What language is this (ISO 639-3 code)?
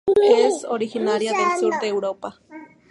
spa